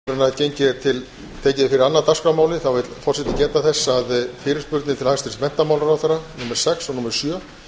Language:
Icelandic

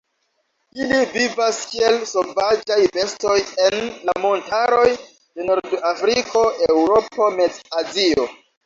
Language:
Esperanto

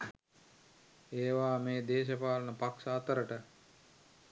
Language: Sinhala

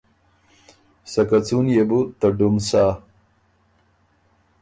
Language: Ormuri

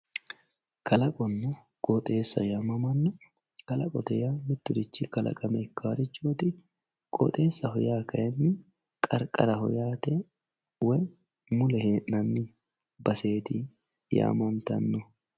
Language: Sidamo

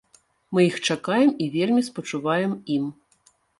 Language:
Belarusian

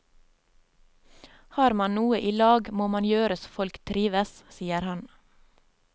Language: Norwegian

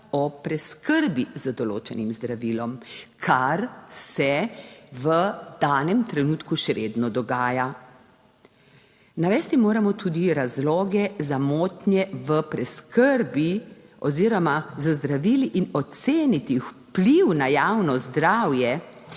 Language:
Slovenian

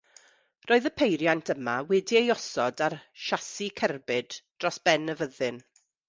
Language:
Welsh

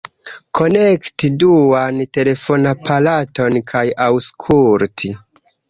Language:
Esperanto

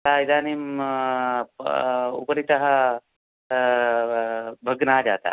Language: Sanskrit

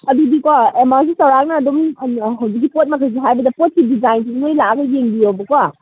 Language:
Manipuri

